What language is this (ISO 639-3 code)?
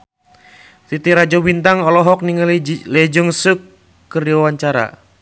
sun